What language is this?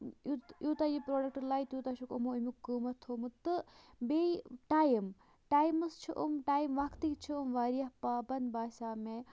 Kashmiri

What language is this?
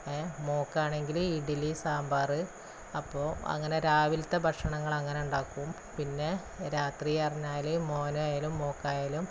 Malayalam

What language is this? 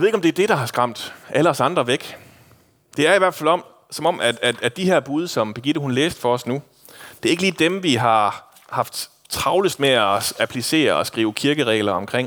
Danish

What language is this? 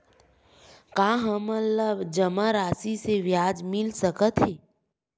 Chhattisgarhi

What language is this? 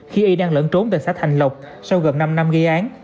Vietnamese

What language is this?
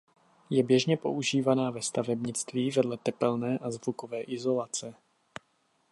Czech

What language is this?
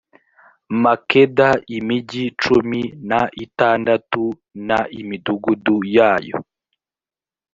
Kinyarwanda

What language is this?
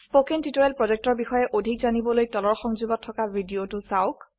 Assamese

